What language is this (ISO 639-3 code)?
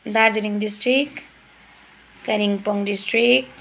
nep